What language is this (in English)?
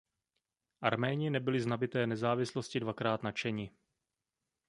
Czech